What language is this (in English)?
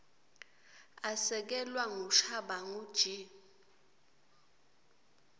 Swati